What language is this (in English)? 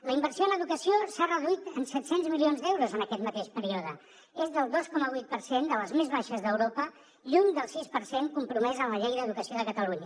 Catalan